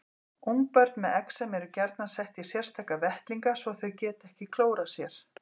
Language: Icelandic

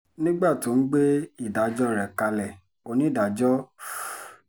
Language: Yoruba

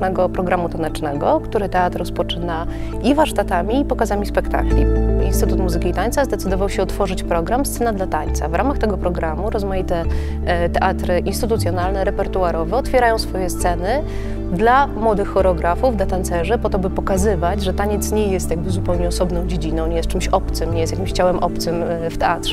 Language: Polish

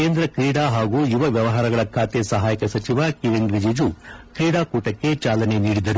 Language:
Kannada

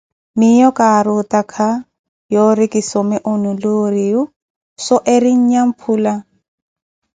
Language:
Koti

